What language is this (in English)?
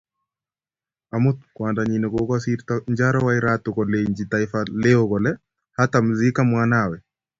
Kalenjin